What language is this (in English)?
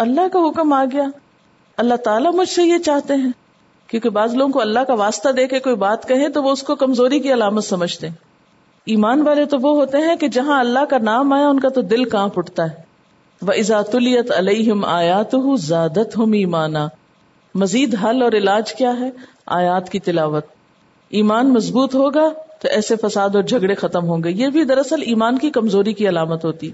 Urdu